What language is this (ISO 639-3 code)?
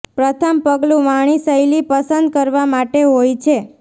guj